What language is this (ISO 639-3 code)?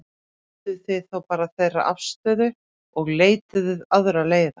isl